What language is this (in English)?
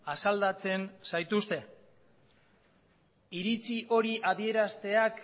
Basque